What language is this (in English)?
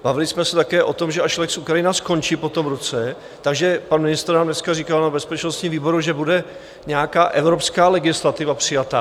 Czech